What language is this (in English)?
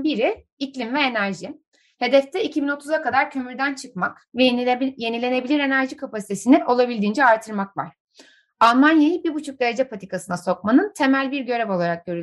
Turkish